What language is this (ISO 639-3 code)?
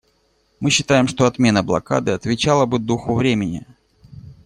rus